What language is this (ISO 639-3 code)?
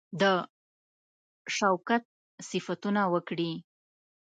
pus